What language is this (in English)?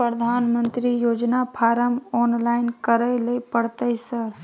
Maithili